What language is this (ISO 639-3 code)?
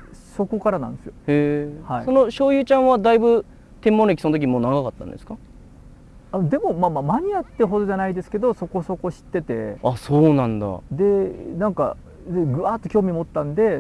jpn